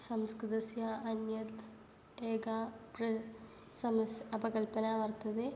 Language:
Sanskrit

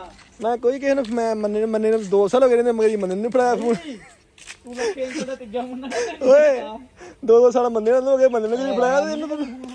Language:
Punjabi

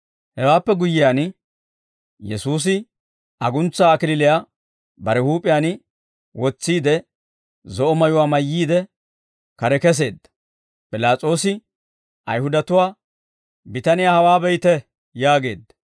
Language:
Dawro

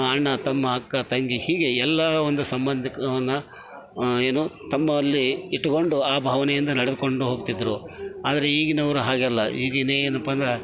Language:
Kannada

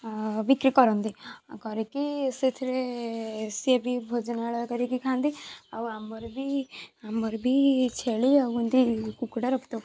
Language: Odia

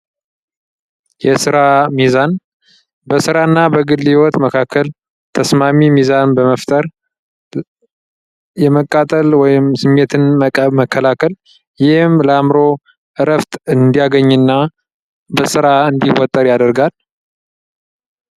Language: Amharic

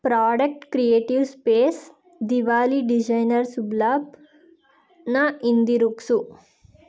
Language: Kannada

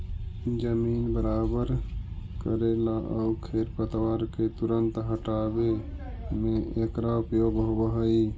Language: Magahi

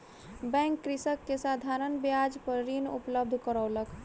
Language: Maithili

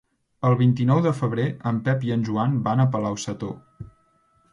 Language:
Catalan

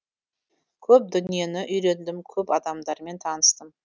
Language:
Kazakh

